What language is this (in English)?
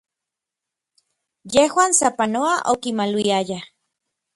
Orizaba Nahuatl